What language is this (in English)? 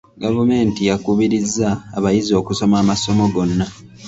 Ganda